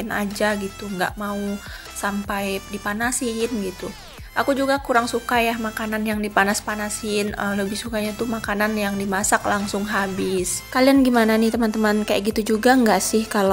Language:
Indonesian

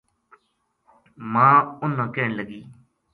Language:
Gujari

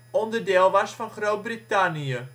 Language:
Dutch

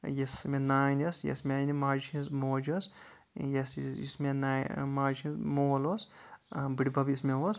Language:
Kashmiri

